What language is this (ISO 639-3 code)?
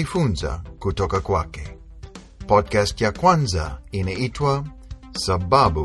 swa